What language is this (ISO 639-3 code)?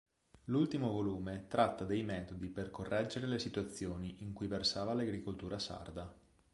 ita